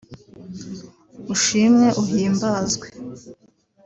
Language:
Kinyarwanda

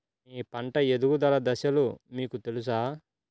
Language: Telugu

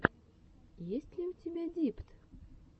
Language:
Russian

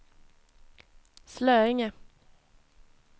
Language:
Swedish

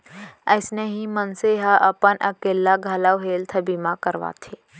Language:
Chhattisgarhi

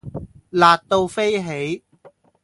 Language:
Cantonese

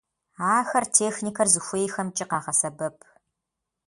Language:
Kabardian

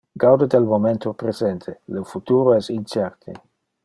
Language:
Interlingua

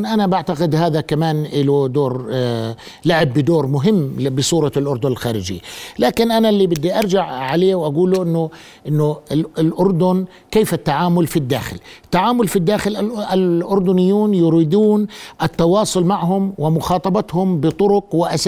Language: Arabic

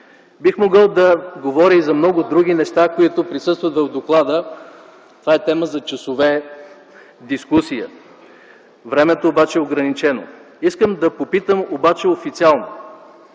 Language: Bulgarian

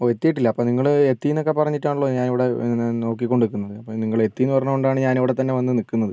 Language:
Malayalam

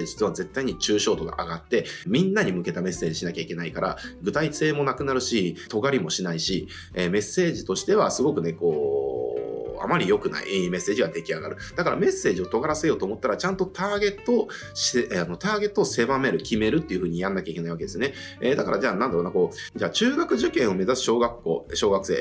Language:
Japanese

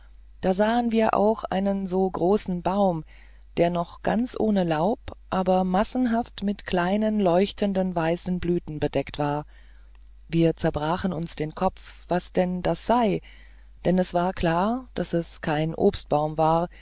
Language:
German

